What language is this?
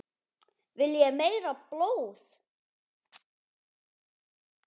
Icelandic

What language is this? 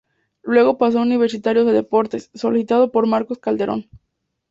Spanish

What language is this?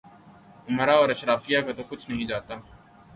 Urdu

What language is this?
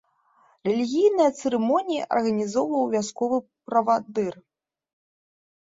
Belarusian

